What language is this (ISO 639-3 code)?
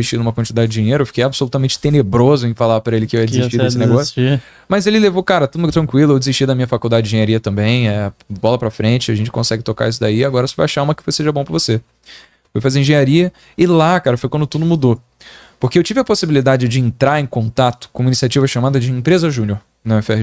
por